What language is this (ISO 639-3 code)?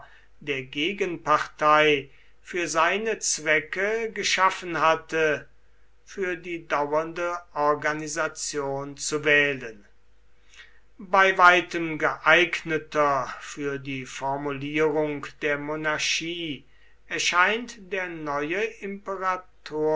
deu